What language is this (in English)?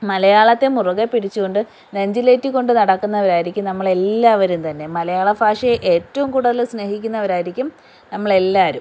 Malayalam